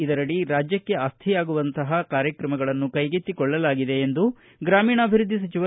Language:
Kannada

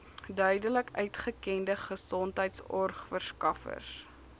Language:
Afrikaans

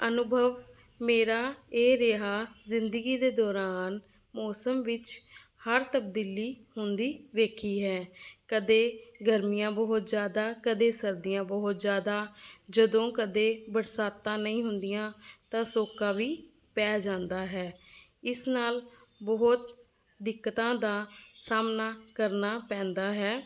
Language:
Punjabi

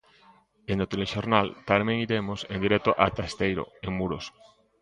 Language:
Galician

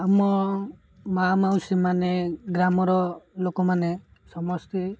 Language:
Odia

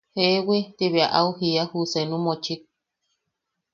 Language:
Yaqui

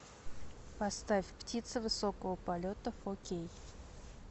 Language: Russian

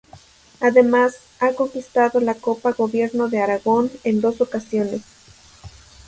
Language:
Spanish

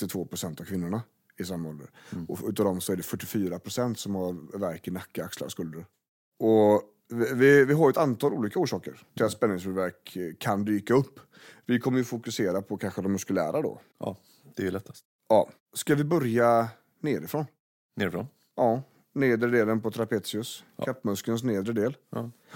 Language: Swedish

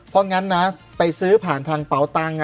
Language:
Thai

